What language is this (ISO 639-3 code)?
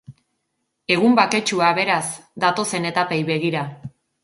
eus